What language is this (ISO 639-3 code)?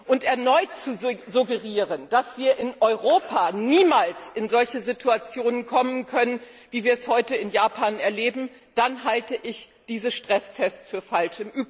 deu